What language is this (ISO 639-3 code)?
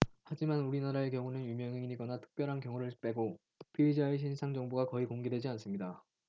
kor